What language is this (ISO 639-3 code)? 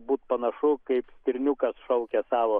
lit